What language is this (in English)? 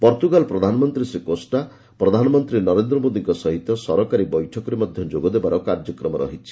Odia